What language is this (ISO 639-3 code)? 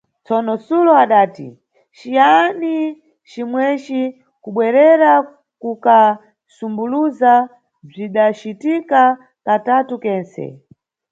nyu